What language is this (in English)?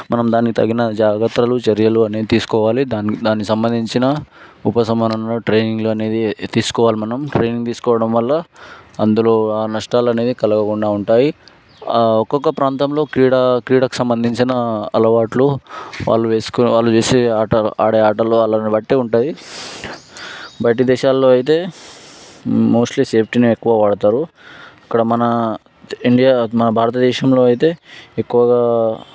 Telugu